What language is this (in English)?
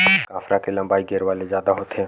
Chhattisgarhi